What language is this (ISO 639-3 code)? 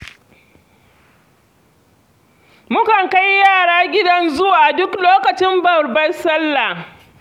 hau